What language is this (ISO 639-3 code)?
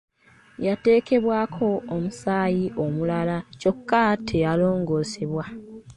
lug